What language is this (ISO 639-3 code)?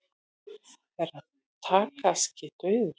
isl